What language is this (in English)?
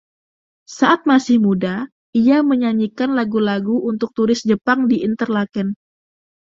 Indonesian